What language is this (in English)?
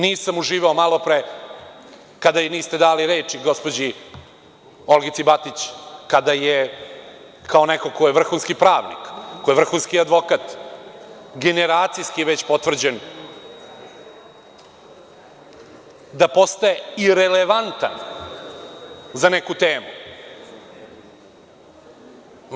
Serbian